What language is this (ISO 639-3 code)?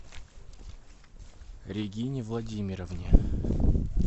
rus